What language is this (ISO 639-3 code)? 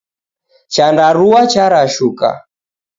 dav